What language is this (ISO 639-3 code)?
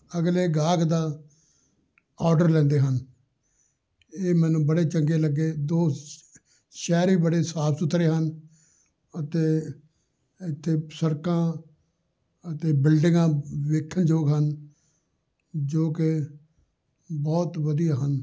pan